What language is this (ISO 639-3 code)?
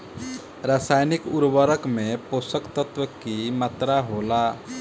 bho